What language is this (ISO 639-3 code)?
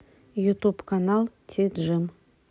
rus